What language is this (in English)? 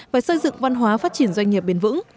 Vietnamese